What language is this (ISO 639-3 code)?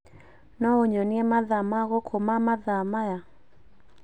kik